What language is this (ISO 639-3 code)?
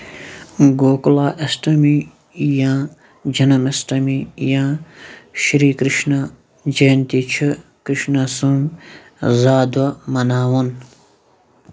kas